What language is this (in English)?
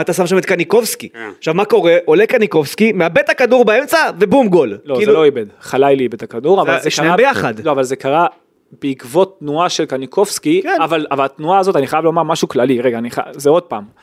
Hebrew